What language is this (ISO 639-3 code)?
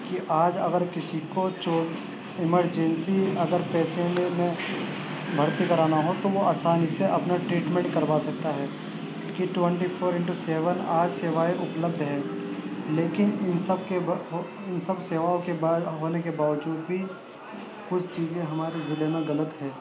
urd